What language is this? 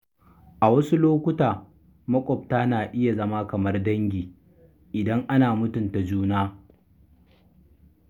Hausa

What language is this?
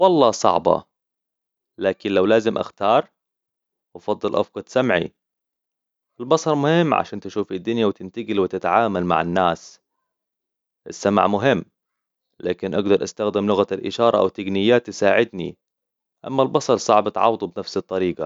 Hijazi Arabic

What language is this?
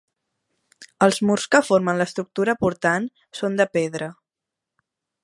Catalan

